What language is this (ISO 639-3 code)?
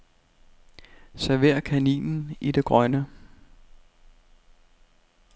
dan